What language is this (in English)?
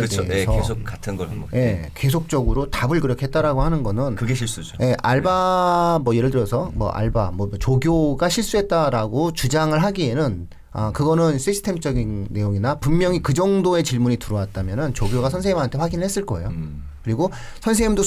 Korean